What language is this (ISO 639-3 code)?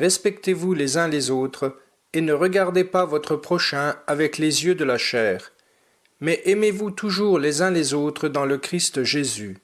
fra